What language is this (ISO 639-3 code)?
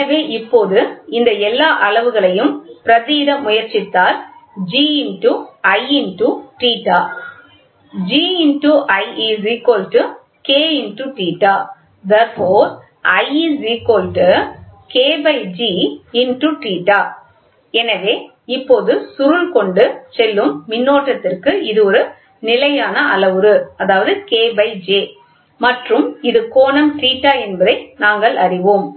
tam